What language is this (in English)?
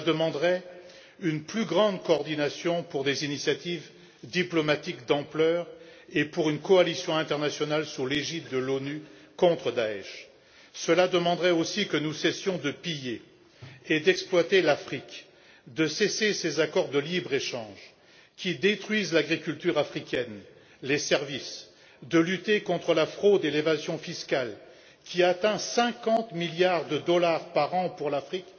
French